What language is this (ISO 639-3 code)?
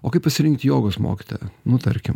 lit